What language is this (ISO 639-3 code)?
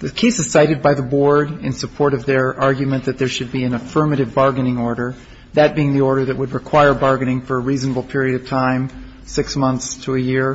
eng